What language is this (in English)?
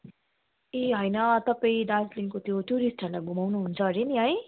Nepali